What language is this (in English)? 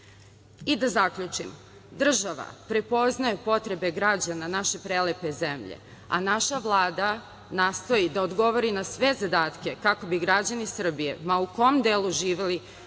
Serbian